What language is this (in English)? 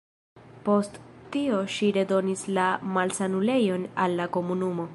Esperanto